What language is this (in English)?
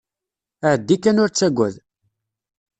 Kabyle